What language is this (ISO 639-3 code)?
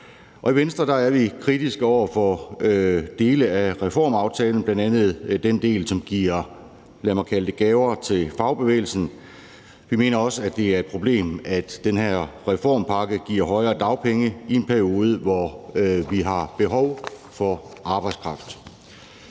dan